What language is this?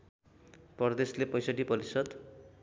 Nepali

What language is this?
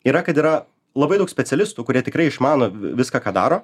Lithuanian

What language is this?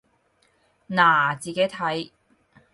Cantonese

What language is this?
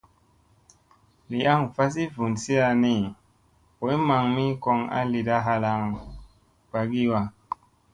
Musey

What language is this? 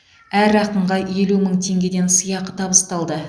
Kazakh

